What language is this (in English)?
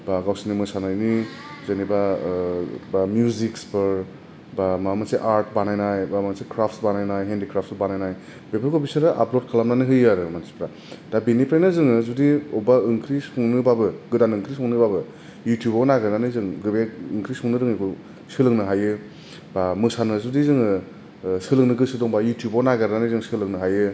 Bodo